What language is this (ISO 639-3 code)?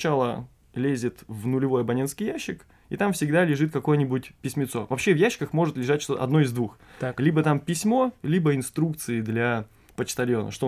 rus